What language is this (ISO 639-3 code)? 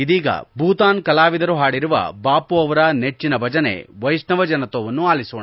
kan